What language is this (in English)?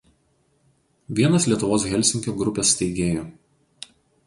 Lithuanian